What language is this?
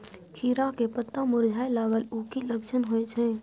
Maithili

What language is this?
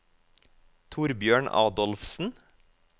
Norwegian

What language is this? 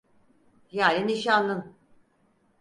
Turkish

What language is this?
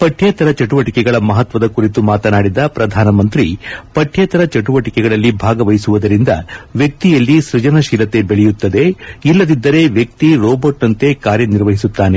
Kannada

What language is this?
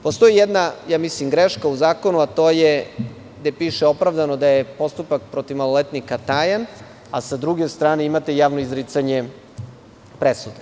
Serbian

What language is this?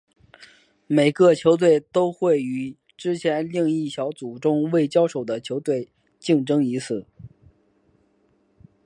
Chinese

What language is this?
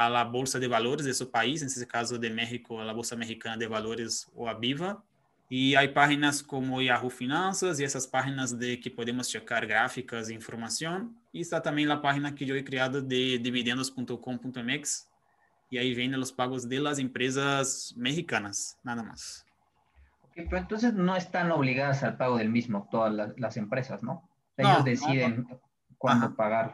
Spanish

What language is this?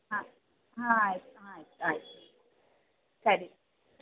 Kannada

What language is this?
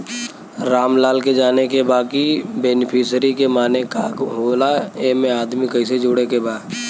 Bhojpuri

